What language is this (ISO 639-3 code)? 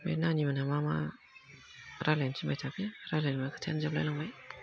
brx